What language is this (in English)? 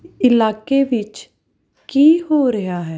Punjabi